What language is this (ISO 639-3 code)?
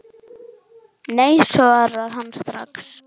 isl